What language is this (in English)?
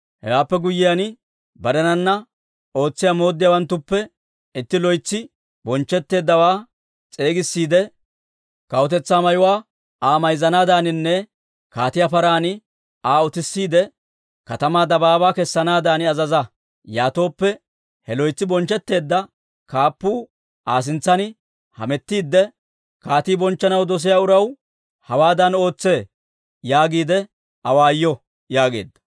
Dawro